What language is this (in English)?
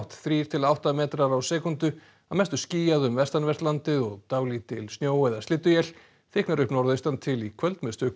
Icelandic